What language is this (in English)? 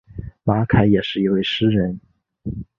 Chinese